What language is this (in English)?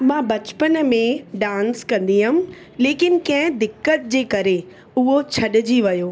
Sindhi